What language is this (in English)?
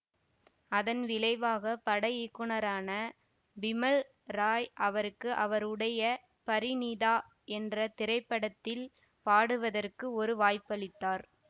Tamil